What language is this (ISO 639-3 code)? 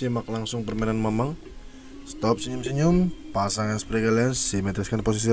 ind